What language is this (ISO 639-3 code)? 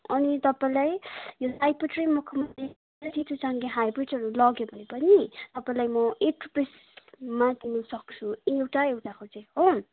nep